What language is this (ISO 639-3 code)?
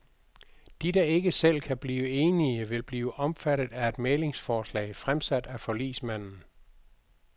dan